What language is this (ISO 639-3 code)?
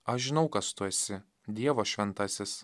lit